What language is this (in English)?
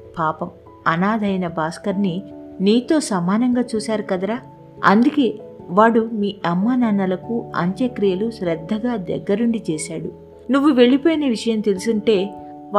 Telugu